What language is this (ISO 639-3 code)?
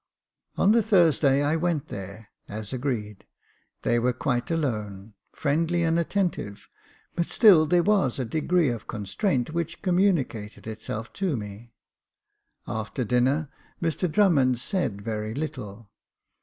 eng